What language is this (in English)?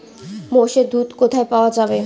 Bangla